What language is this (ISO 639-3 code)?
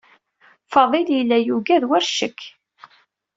kab